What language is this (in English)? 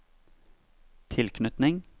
Norwegian